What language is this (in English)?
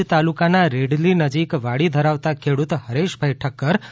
Gujarati